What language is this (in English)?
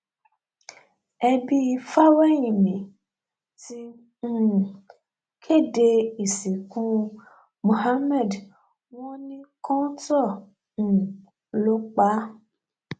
Yoruba